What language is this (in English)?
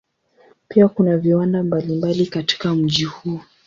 Swahili